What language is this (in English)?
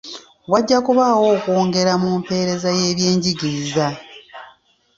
Ganda